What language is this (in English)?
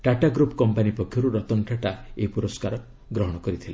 Odia